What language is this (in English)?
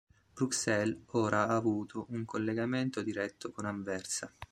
Italian